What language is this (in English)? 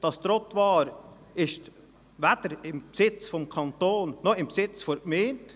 Swiss German